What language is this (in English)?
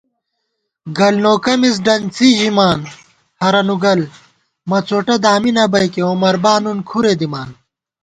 Gawar-Bati